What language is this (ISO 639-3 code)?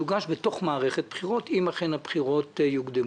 heb